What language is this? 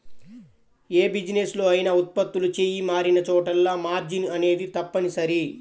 Telugu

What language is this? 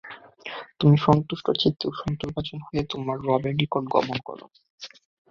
Bangla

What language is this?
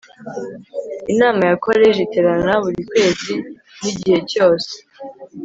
Kinyarwanda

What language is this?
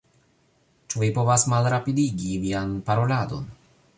Esperanto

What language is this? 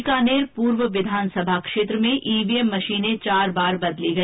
Hindi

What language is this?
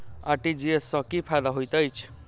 Maithili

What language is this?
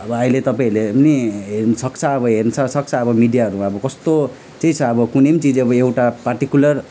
Nepali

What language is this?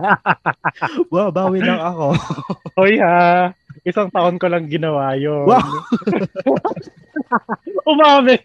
Filipino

